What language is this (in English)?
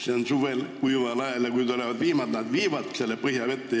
Estonian